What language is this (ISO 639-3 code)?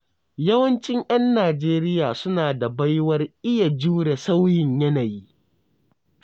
hau